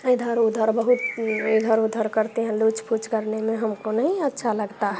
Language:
Hindi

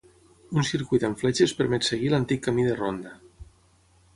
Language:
Catalan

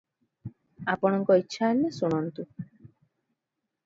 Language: Odia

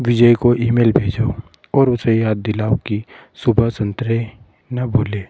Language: Hindi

